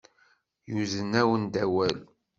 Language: Kabyle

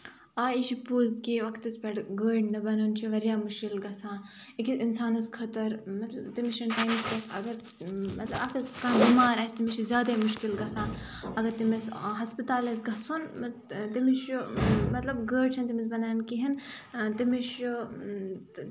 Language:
Kashmiri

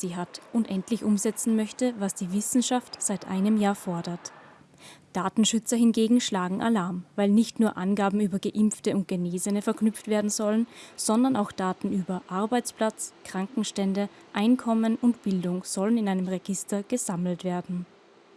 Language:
German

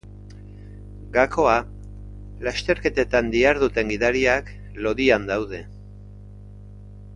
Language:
Basque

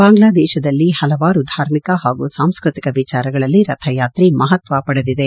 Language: Kannada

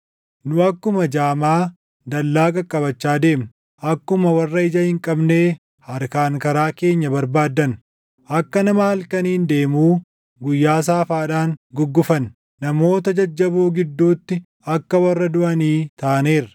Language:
Oromo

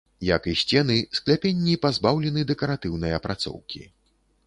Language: Belarusian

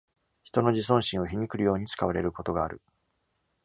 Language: Japanese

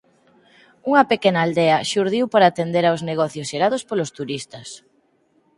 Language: Galician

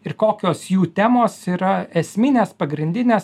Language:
Lithuanian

